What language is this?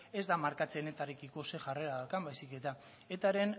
Basque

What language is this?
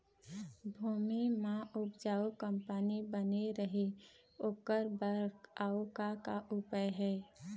Chhattisgarhi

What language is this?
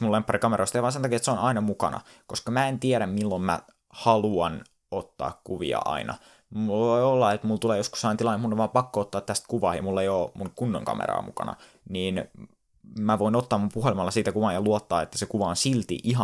Finnish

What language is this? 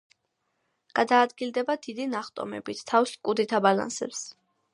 Georgian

